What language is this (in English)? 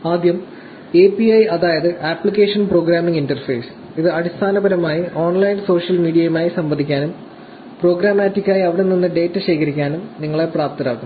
Malayalam